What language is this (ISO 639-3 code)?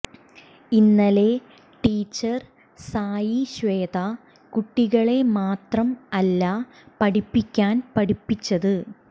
mal